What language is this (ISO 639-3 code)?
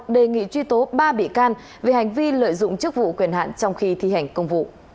vie